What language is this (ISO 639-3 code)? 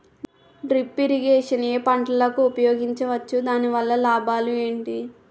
tel